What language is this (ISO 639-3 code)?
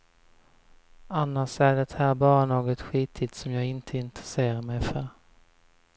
swe